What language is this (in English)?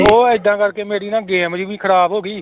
Punjabi